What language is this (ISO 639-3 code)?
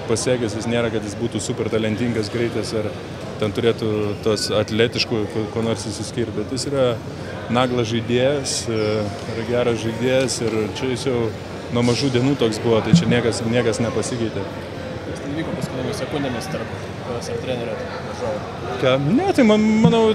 lit